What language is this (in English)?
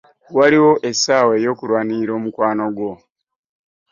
Ganda